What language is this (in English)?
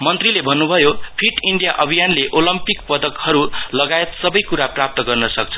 Nepali